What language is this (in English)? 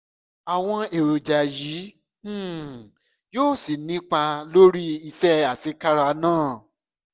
Yoruba